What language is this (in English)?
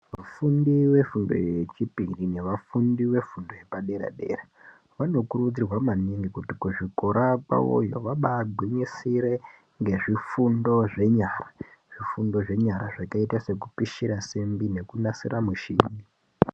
Ndau